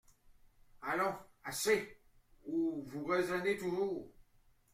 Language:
French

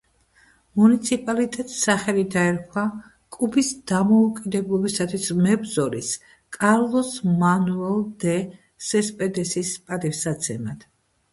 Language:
Georgian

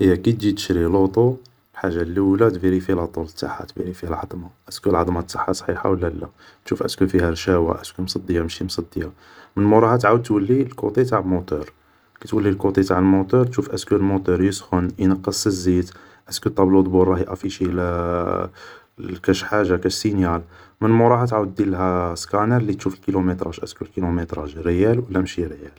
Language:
Algerian Arabic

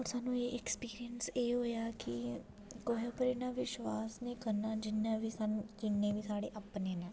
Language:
Dogri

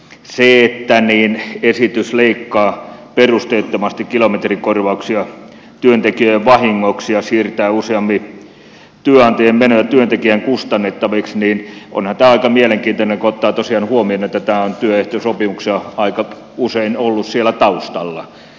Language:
Finnish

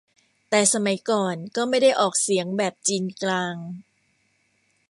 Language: Thai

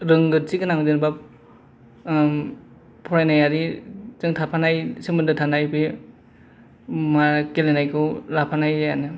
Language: Bodo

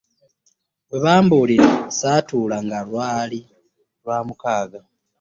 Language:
Ganda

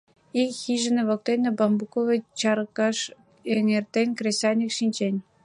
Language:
Mari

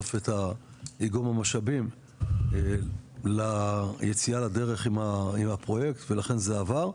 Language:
Hebrew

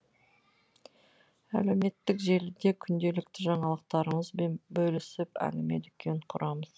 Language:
Kazakh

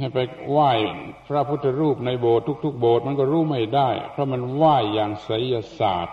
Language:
Thai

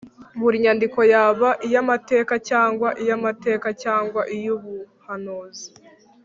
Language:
Kinyarwanda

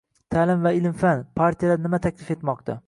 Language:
Uzbek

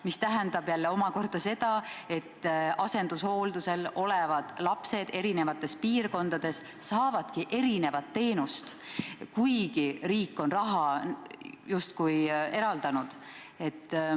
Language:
Estonian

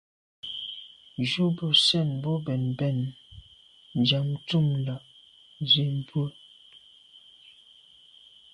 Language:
Medumba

